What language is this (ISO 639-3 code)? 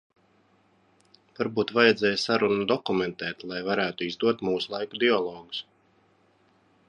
lav